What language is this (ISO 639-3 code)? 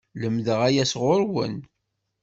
kab